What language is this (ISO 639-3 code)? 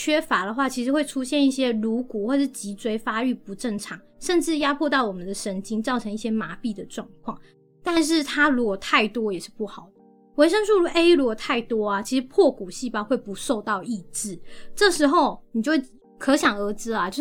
zho